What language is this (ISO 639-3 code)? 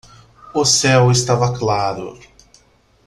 por